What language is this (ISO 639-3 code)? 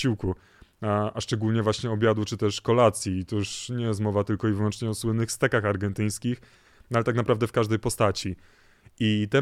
pol